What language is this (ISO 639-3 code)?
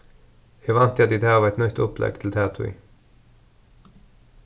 fao